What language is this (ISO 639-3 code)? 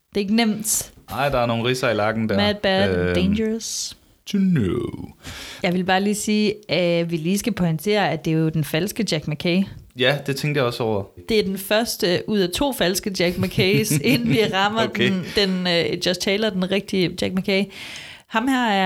dan